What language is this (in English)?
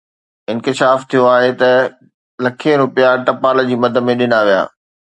Sindhi